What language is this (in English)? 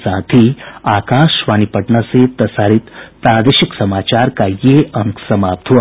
Hindi